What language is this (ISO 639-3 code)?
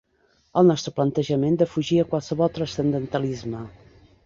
cat